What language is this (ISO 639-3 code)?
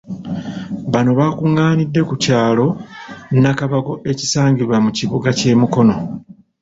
lug